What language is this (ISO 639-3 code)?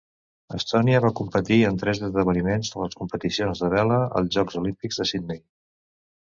cat